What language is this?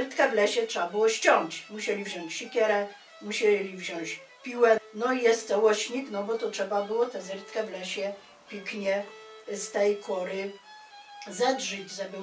Polish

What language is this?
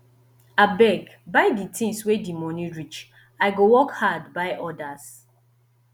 Nigerian Pidgin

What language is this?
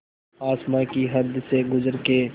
Hindi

